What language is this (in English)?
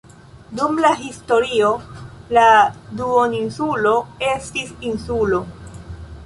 Esperanto